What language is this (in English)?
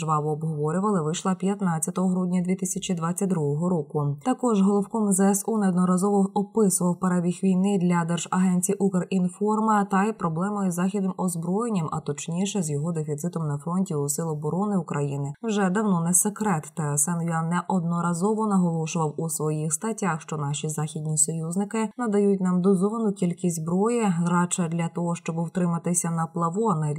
Ukrainian